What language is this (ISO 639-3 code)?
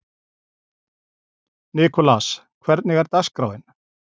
isl